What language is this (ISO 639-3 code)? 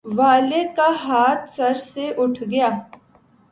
urd